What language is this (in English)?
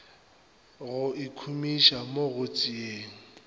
Northern Sotho